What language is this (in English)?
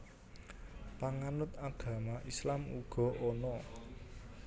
Javanese